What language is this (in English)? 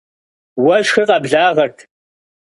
Kabardian